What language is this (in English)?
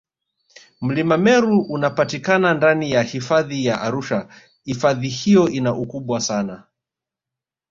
Swahili